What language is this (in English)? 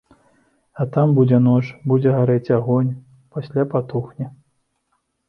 Belarusian